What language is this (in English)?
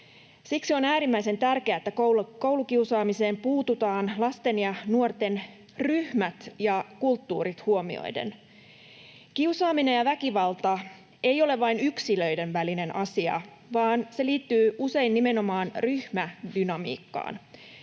Finnish